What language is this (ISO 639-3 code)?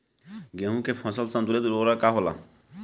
bho